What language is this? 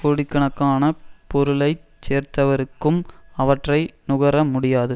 Tamil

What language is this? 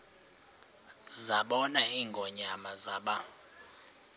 Xhosa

